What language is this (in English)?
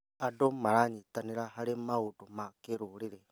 Kikuyu